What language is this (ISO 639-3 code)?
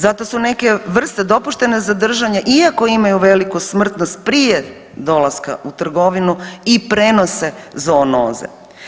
hrv